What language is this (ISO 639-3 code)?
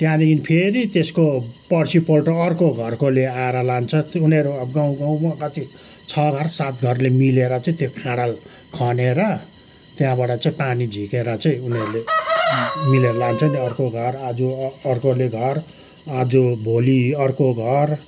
nep